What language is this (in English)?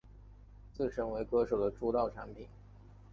Chinese